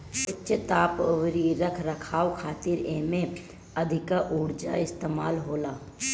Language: Bhojpuri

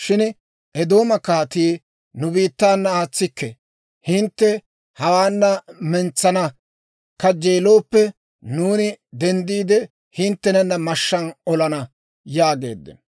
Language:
Dawro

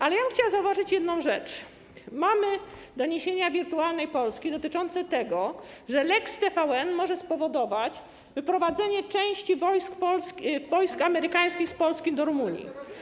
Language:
Polish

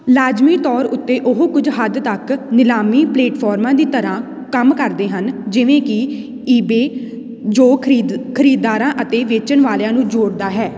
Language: Punjabi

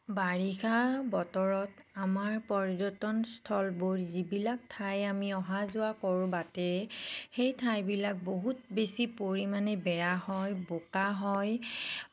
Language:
Assamese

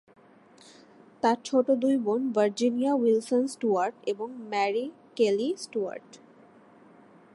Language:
Bangla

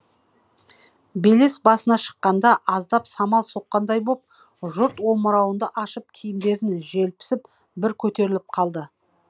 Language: Kazakh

